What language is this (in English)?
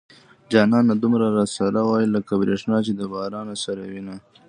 Pashto